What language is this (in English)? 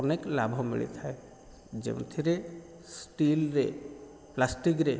Odia